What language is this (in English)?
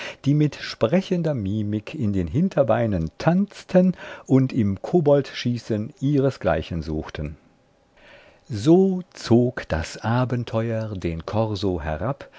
German